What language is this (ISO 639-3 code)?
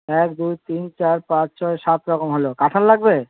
ben